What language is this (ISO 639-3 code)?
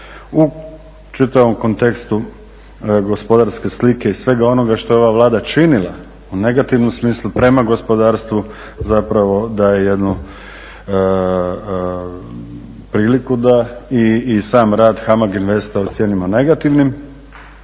hrv